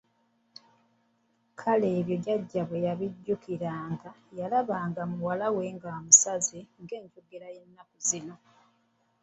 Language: Ganda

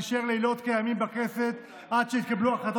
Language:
Hebrew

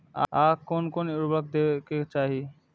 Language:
Maithili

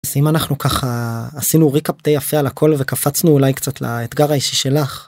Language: Hebrew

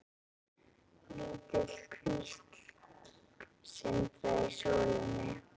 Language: Icelandic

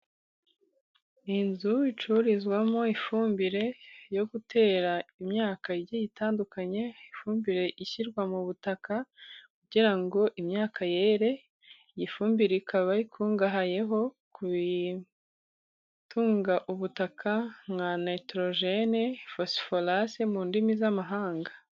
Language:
Kinyarwanda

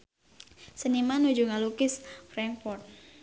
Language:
Sundanese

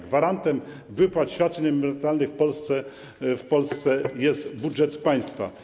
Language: Polish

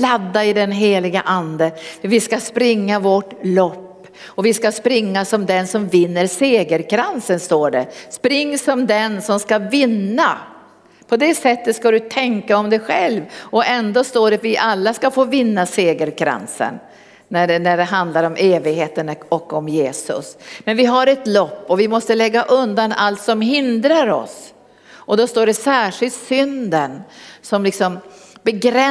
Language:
Swedish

